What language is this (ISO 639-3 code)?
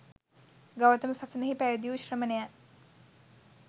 sin